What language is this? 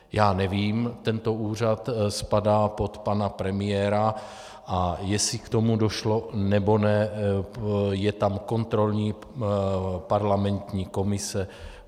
Czech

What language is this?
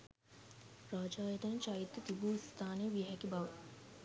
Sinhala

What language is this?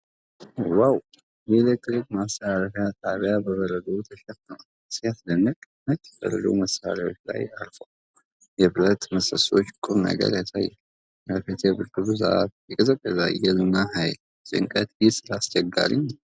Amharic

